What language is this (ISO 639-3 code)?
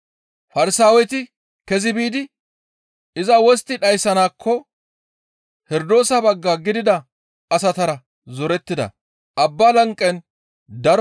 gmv